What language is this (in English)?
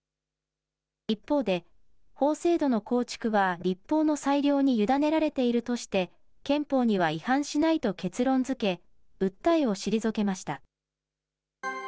Japanese